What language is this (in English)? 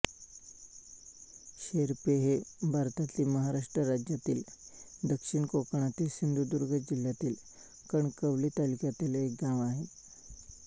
Marathi